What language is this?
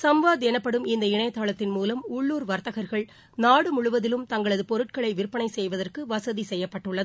Tamil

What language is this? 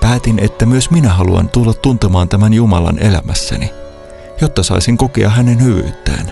Finnish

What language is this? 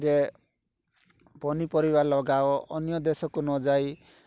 Odia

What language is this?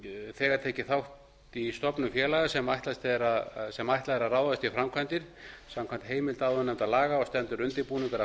Icelandic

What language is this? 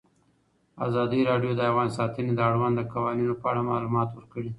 Pashto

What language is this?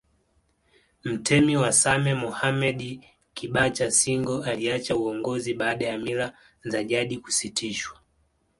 Swahili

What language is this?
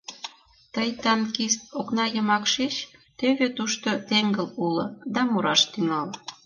Mari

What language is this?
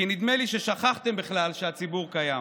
Hebrew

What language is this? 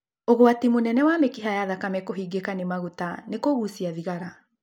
Kikuyu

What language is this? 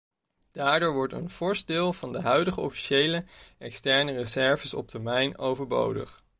Dutch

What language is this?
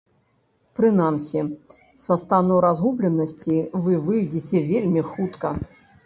Belarusian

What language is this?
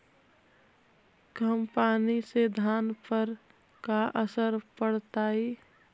Magahi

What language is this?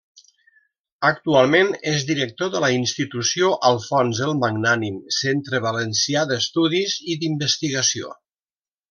Catalan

